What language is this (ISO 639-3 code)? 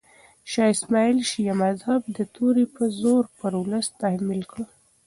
pus